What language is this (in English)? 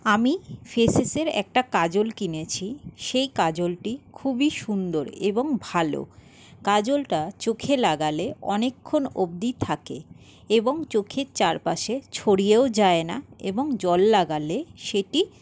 Bangla